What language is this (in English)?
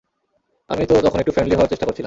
Bangla